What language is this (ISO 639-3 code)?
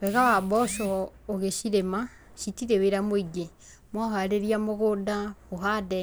kik